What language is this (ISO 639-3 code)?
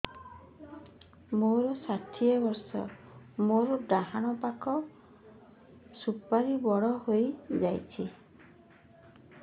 ori